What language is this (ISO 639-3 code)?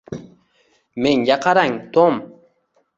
uzb